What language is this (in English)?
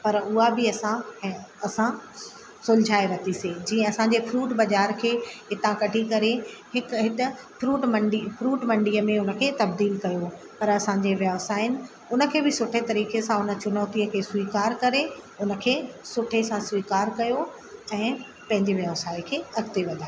Sindhi